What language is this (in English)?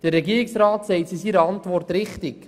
Swiss German